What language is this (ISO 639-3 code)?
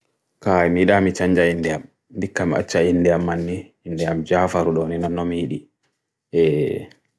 fui